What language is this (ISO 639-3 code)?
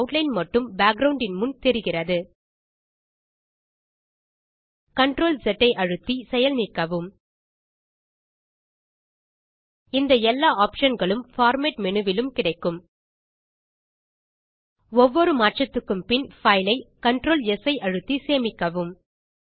tam